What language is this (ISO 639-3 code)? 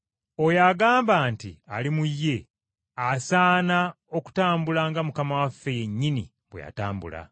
lug